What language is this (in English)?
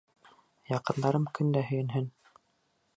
Bashkir